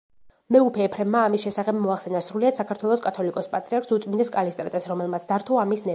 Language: Georgian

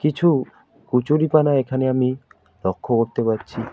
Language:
Bangla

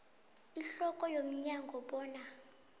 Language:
South Ndebele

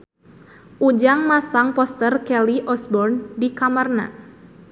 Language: Sundanese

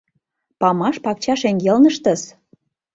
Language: Mari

